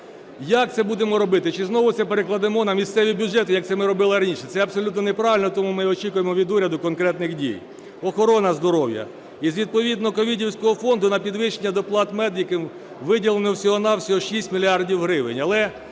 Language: Ukrainian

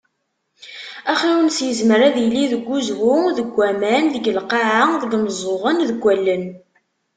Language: Kabyle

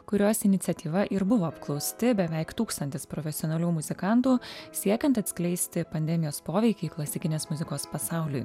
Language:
Lithuanian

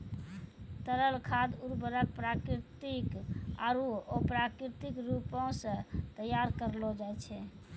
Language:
Maithili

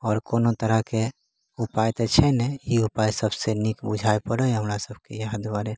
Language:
Maithili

